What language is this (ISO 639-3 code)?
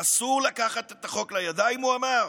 heb